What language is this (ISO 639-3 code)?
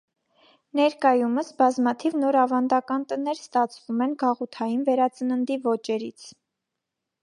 hye